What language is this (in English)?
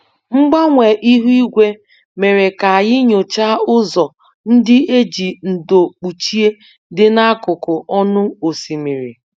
Igbo